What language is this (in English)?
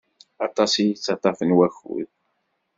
Kabyle